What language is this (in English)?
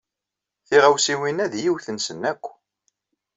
Kabyle